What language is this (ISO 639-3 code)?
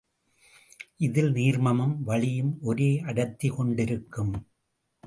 tam